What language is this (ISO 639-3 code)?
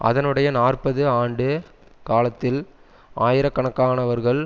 tam